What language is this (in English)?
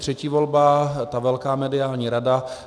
Czech